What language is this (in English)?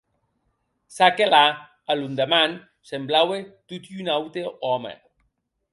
Occitan